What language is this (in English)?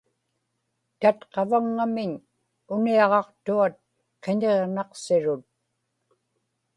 Inupiaq